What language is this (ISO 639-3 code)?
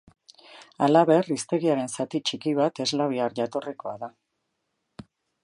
eus